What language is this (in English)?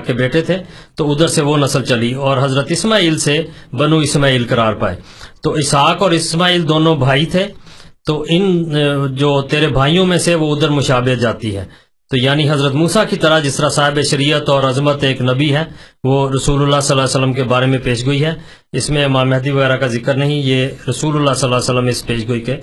Urdu